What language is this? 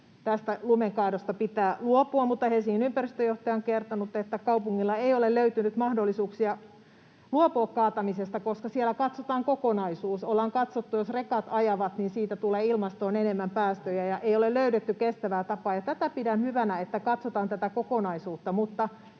Finnish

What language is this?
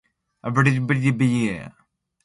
Borgu Fulfulde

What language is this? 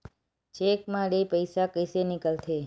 Chhattisgarhi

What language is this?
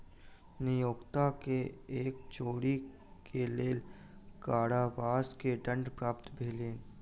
Maithili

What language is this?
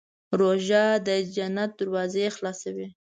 Pashto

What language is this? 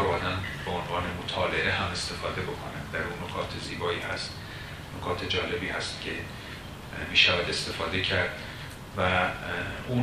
Persian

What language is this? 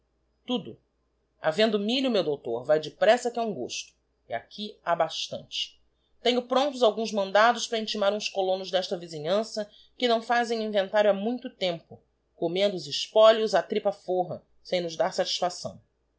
Portuguese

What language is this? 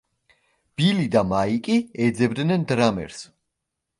Georgian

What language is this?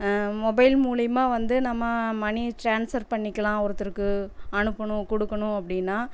Tamil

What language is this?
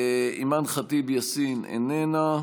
Hebrew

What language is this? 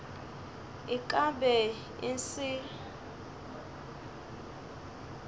Northern Sotho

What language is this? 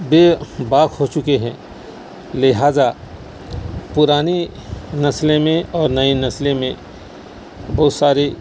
Urdu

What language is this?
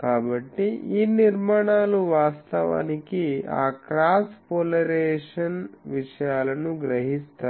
Telugu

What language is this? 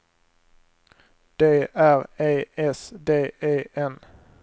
Swedish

